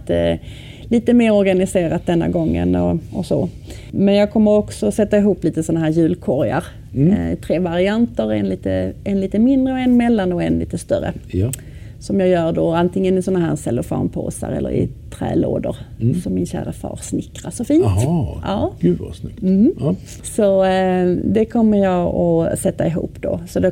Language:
Swedish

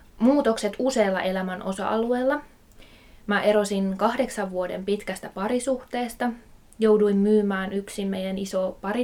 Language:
Finnish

